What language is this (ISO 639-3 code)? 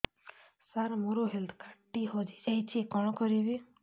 ori